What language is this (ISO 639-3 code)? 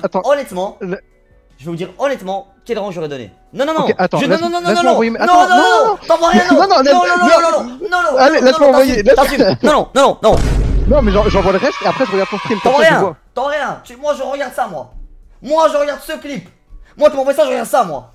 fra